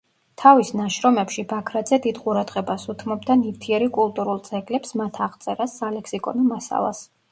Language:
Georgian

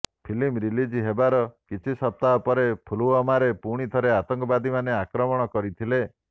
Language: Odia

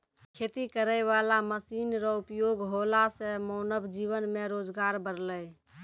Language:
Maithili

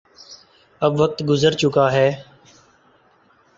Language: Urdu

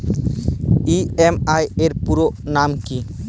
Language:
Bangla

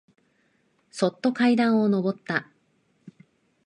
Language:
Japanese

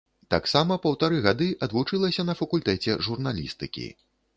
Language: Belarusian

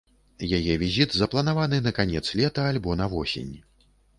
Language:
Belarusian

